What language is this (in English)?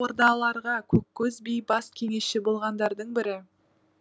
Kazakh